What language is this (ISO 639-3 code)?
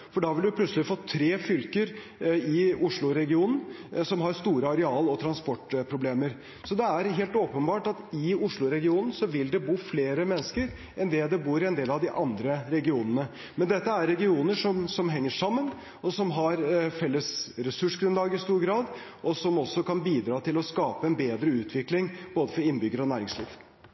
nob